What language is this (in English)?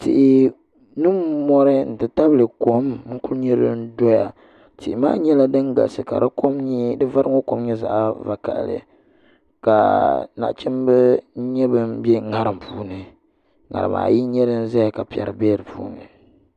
Dagbani